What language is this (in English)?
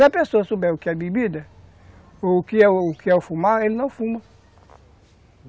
Portuguese